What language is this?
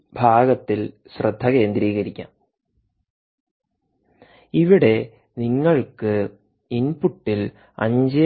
Malayalam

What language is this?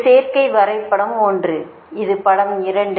Tamil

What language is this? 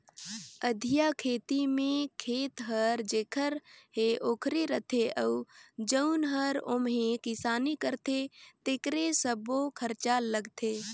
Chhattisgarhi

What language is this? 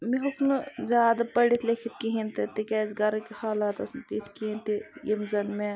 Kashmiri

